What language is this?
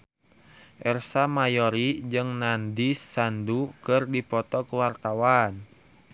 Sundanese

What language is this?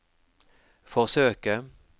Norwegian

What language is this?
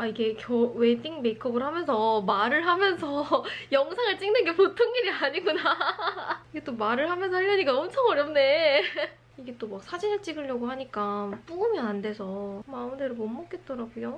Korean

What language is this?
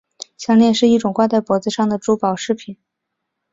Chinese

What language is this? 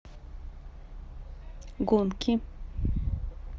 Russian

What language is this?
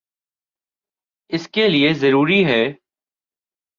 Urdu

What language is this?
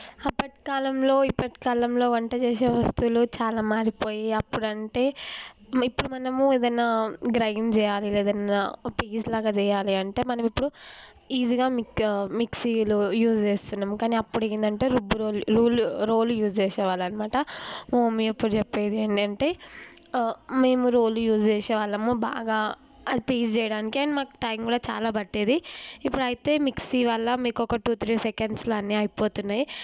Telugu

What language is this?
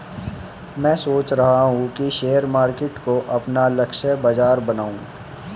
Hindi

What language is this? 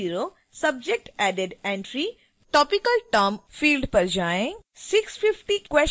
Hindi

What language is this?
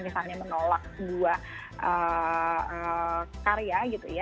Indonesian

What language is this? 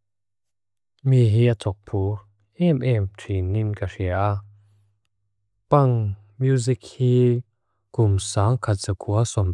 Mizo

